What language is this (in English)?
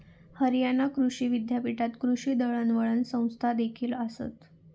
Marathi